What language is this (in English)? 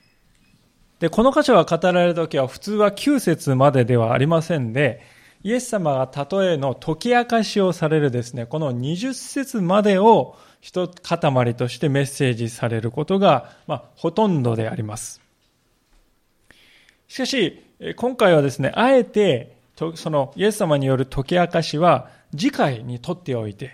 Japanese